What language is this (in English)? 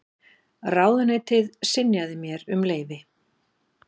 Icelandic